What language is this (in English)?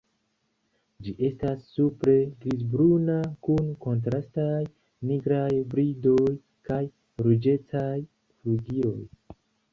Esperanto